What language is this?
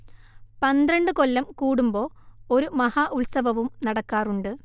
Malayalam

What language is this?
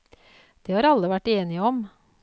Norwegian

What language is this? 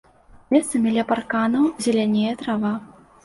Belarusian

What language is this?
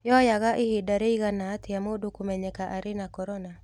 Kikuyu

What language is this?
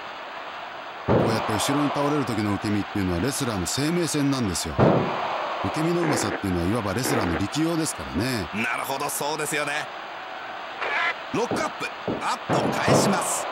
Japanese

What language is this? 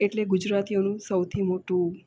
Gujarati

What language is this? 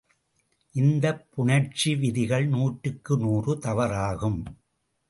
Tamil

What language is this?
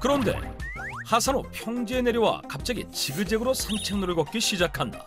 Korean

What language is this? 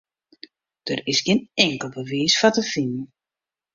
Western Frisian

